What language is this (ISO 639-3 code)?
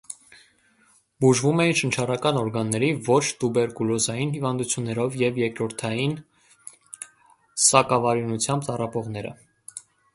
hye